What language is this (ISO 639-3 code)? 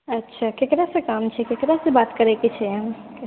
mai